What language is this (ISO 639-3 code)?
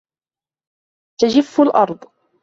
ara